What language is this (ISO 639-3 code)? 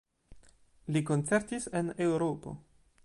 epo